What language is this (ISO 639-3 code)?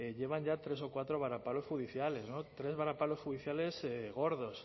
spa